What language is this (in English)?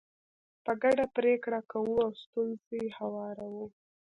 Pashto